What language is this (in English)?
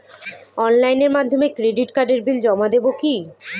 Bangla